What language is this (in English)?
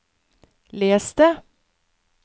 Norwegian